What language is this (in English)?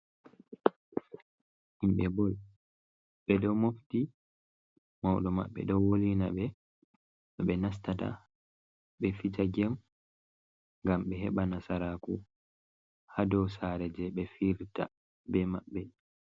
Fula